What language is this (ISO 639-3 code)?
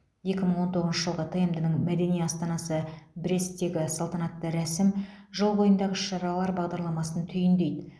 kaz